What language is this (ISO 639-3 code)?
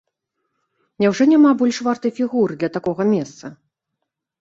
bel